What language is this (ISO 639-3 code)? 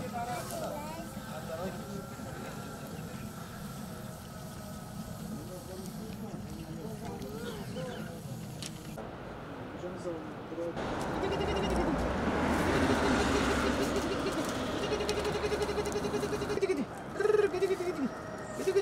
tur